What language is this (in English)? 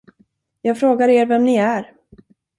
Swedish